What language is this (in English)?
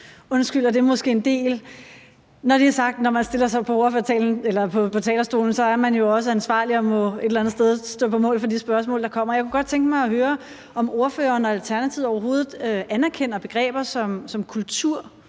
Danish